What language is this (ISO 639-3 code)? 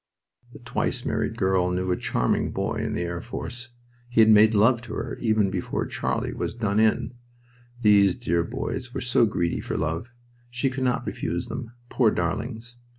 eng